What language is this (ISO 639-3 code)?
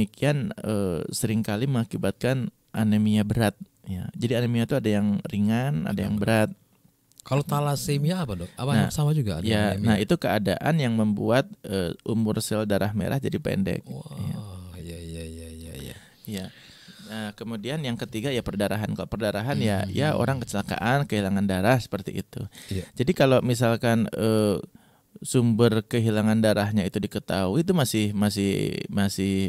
ind